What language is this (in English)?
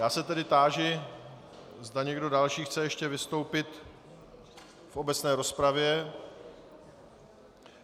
Czech